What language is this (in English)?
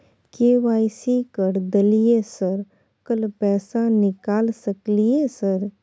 Maithili